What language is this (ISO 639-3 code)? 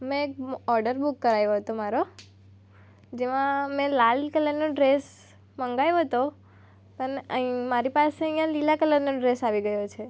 guj